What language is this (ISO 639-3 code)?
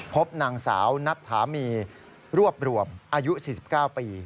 tha